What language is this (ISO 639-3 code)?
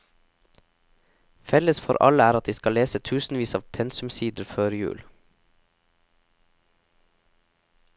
nor